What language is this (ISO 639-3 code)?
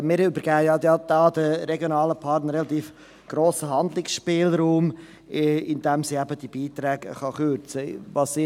gsw